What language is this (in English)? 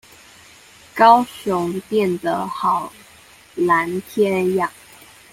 Chinese